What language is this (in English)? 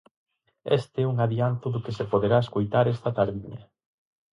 Galician